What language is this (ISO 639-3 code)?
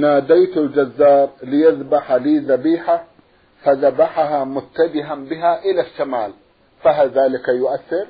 ara